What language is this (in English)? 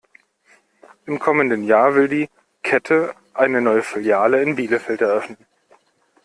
German